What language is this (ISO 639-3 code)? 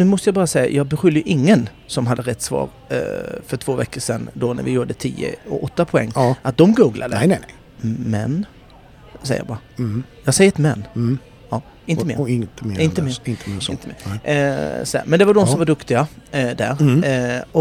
swe